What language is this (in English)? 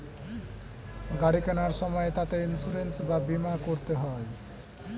Bangla